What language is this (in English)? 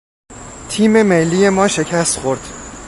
Persian